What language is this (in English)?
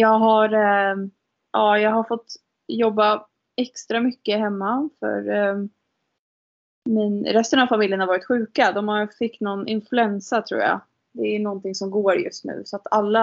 Swedish